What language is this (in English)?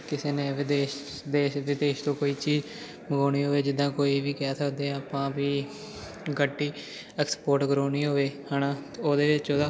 Punjabi